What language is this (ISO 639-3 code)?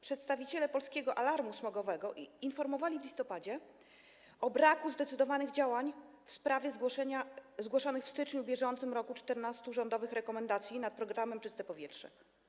pol